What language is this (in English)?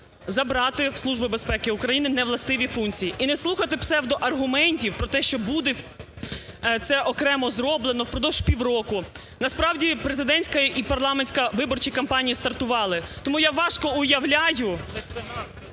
Ukrainian